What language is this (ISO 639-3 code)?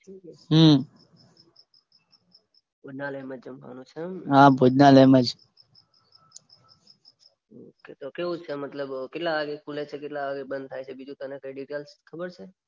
guj